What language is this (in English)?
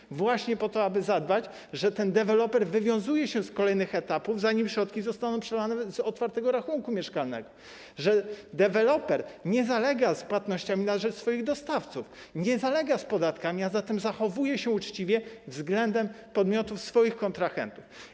Polish